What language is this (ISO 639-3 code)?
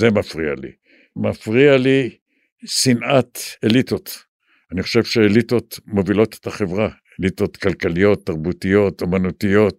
heb